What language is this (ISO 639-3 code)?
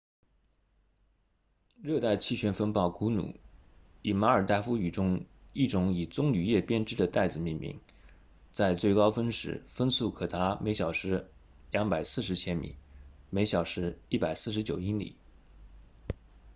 zho